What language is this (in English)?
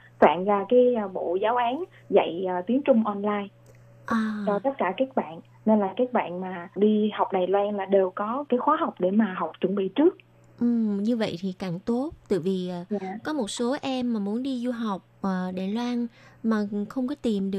Vietnamese